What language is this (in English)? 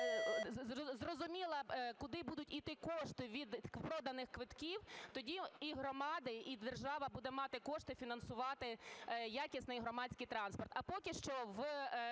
Ukrainian